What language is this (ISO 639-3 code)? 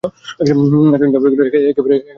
ben